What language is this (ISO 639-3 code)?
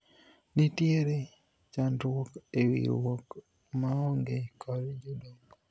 luo